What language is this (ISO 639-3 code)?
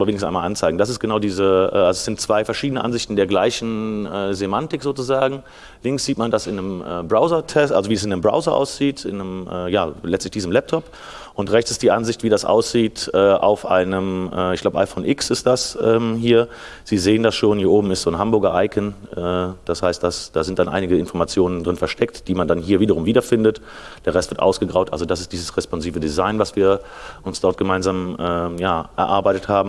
deu